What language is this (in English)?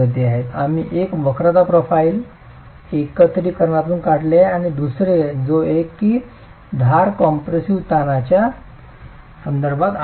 Marathi